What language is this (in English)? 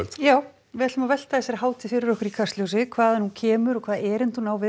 Icelandic